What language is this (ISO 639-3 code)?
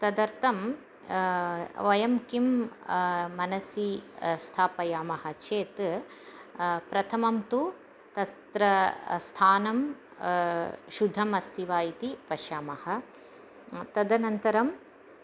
san